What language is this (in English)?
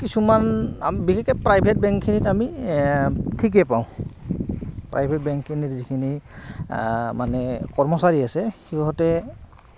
Assamese